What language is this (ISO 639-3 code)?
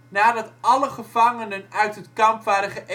nld